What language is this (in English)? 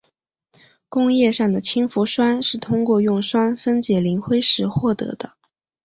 Chinese